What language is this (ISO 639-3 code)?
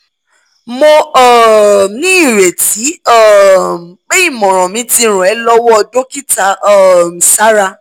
yor